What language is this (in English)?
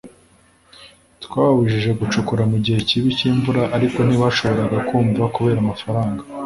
Kinyarwanda